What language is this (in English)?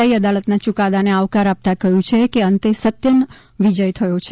Gujarati